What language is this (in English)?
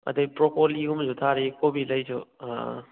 Manipuri